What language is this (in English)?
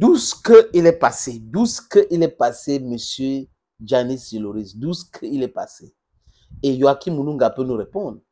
French